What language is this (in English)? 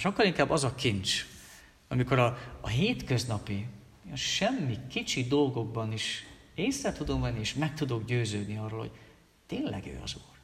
Hungarian